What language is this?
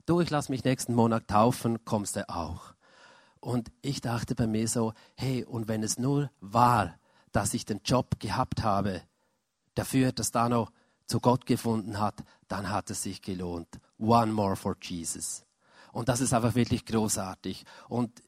German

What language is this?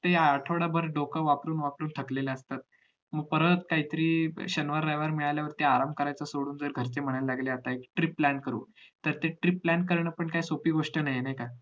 Marathi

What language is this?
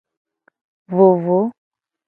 Gen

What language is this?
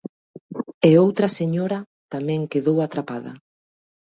Galician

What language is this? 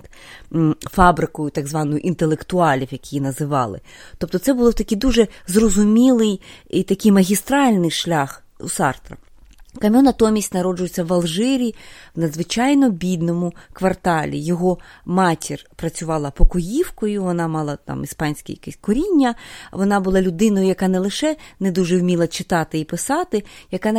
Ukrainian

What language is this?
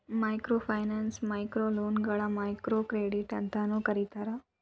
Kannada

